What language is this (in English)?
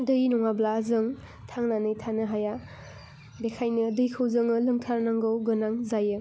Bodo